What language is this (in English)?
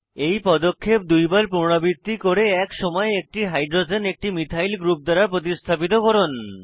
Bangla